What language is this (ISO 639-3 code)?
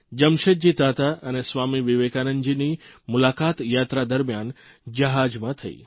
guj